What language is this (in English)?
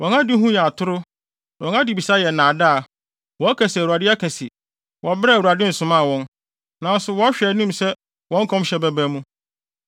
Akan